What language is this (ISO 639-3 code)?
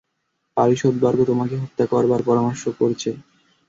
ben